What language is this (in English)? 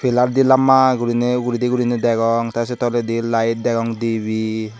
Chakma